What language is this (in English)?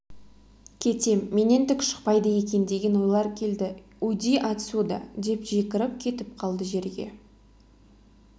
Kazakh